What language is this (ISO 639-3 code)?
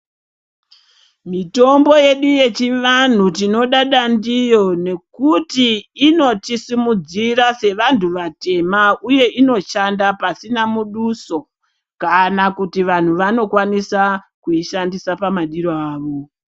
ndc